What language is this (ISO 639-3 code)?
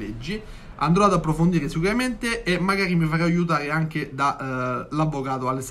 ita